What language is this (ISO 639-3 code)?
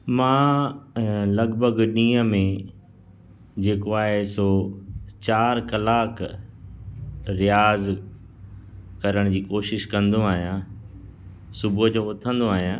snd